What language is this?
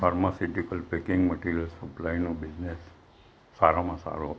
Gujarati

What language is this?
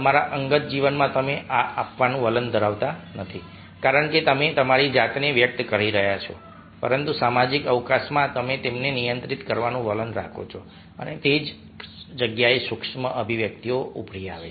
Gujarati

